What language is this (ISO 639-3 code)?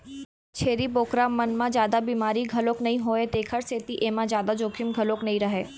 hne